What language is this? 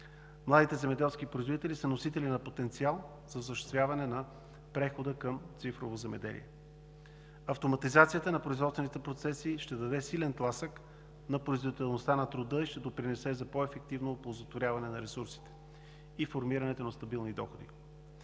Bulgarian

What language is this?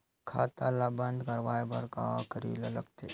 Chhattisgarhi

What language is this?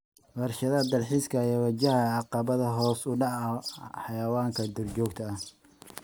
Somali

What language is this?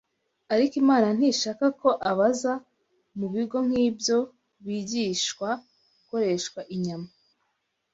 Kinyarwanda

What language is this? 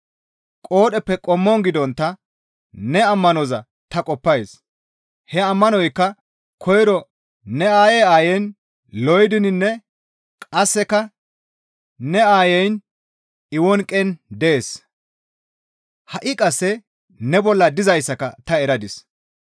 Gamo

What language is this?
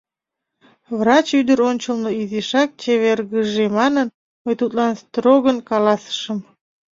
Mari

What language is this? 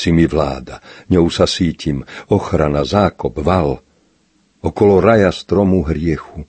Slovak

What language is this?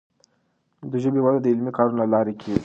Pashto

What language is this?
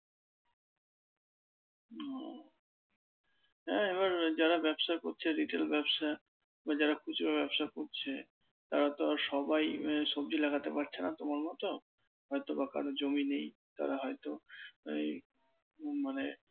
Bangla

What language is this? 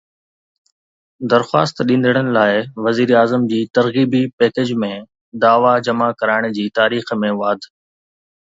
Sindhi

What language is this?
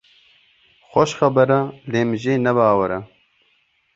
Kurdish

